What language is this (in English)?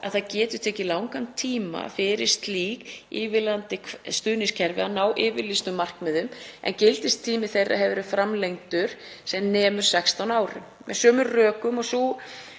Icelandic